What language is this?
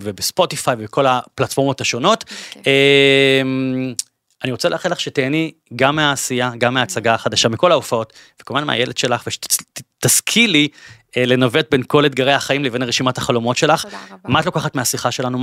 Hebrew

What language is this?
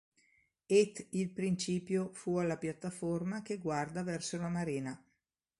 Italian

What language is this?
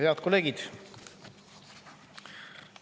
Estonian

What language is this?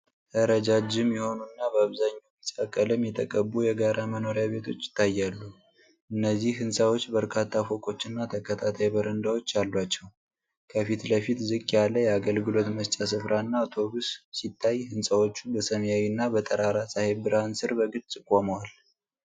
Amharic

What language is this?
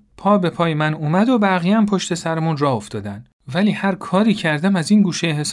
Persian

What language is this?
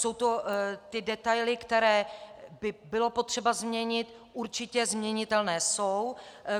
Czech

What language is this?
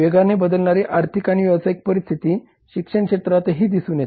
Marathi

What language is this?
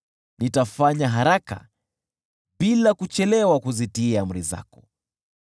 Swahili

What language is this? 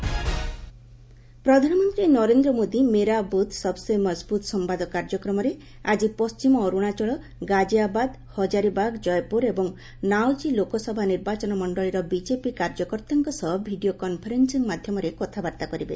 Odia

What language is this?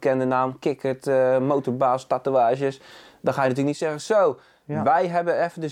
Dutch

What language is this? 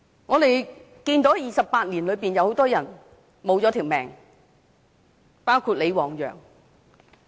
Cantonese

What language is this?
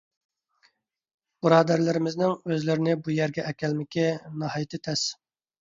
Uyghur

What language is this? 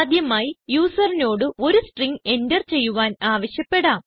Malayalam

